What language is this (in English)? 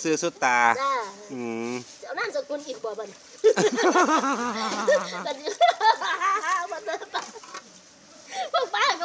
Thai